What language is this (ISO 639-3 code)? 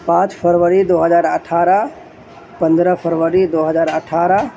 urd